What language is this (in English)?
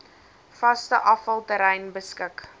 Afrikaans